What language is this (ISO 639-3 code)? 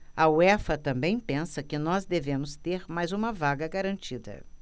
por